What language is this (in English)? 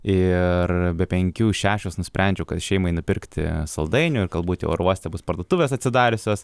Lithuanian